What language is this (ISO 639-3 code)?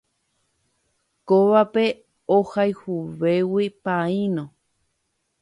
grn